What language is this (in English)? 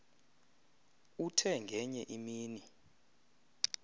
Xhosa